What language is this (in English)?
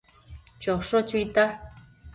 Matsés